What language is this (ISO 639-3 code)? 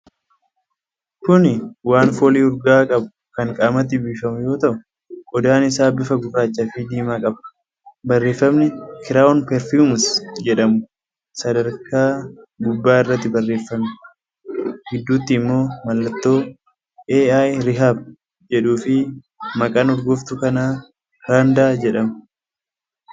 orm